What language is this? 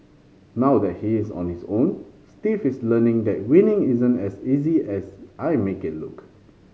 English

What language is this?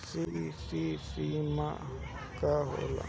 Bhojpuri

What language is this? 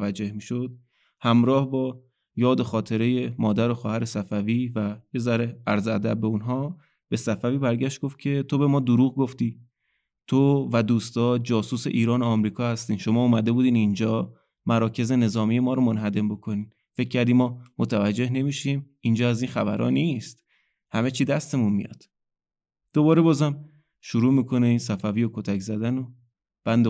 Persian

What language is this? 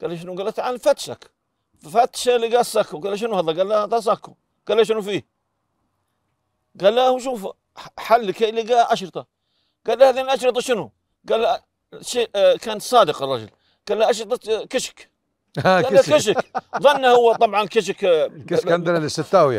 Arabic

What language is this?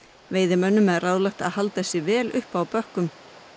Icelandic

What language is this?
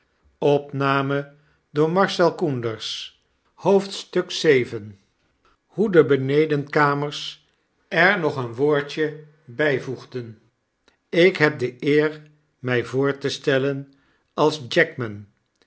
Dutch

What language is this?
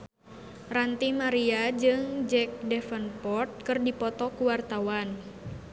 Sundanese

